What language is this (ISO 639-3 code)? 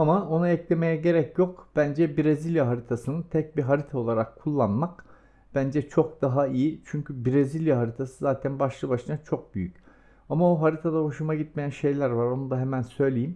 tur